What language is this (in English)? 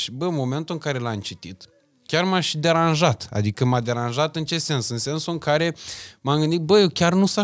Romanian